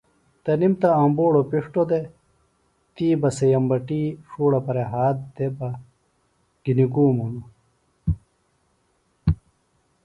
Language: Phalura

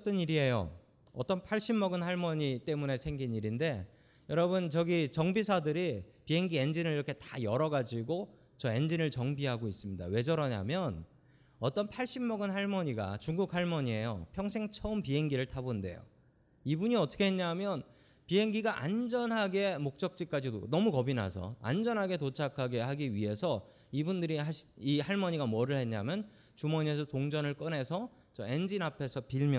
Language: Korean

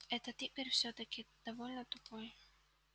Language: Russian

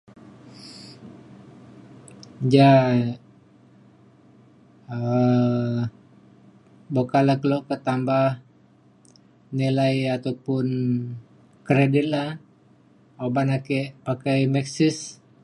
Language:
Mainstream Kenyah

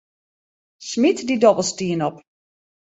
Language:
Western Frisian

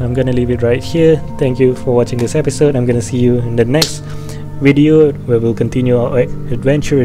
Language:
English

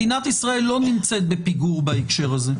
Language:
Hebrew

